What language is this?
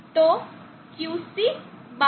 Gujarati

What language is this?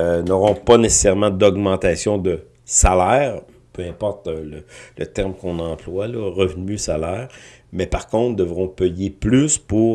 French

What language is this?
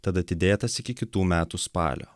Lithuanian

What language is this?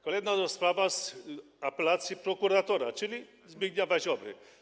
Polish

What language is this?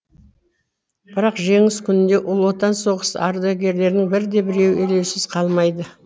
Kazakh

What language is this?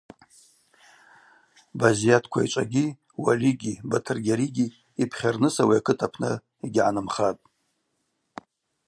Abaza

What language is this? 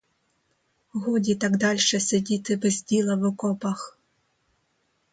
Ukrainian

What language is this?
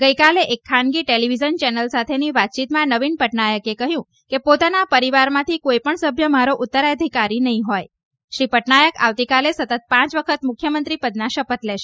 Gujarati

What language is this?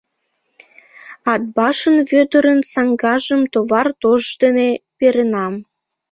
Mari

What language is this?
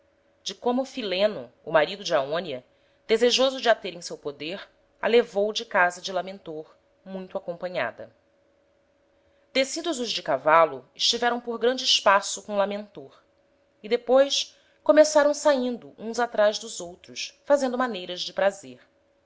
Portuguese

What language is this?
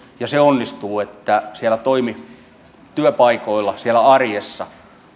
Finnish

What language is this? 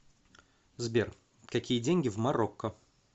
Russian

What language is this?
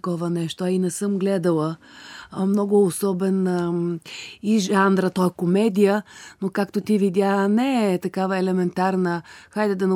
Bulgarian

